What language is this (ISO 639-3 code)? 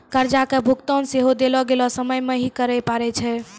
mai